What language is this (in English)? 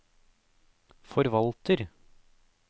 Norwegian